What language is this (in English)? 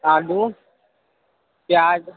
Urdu